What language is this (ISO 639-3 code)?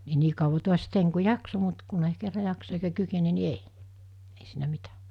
fin